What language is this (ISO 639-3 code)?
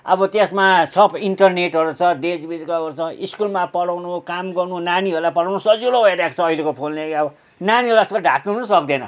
nep